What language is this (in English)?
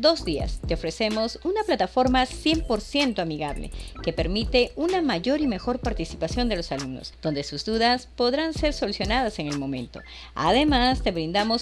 Spanish